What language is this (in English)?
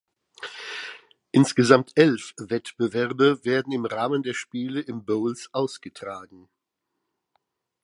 German